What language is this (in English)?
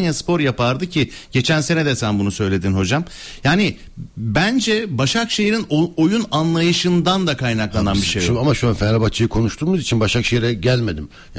Turkish